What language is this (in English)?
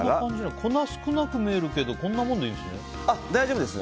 Japanese